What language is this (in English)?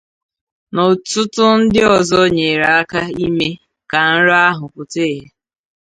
Igbo